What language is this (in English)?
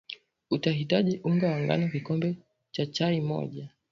Swahili